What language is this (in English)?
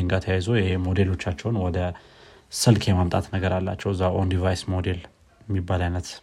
Amharic